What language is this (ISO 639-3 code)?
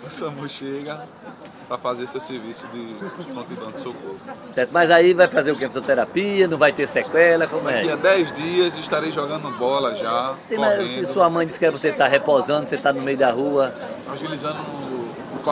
por